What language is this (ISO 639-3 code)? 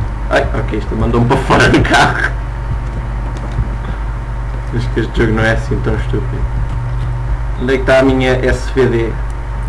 por